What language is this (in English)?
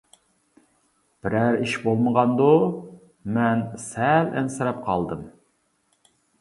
Uyghur